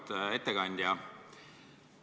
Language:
Estonian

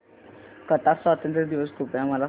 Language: Marathi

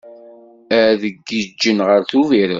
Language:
Kabyle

